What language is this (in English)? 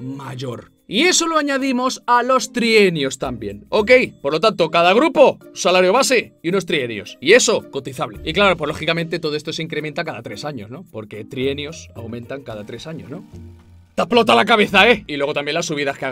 Spanish